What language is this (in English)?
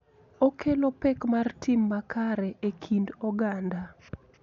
Luo (Kenya and Tanzania)